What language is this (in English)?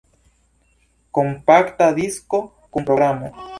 Esperanto